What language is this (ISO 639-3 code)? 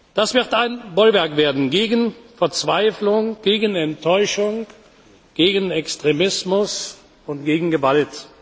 deu